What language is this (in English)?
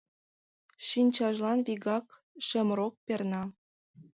Mari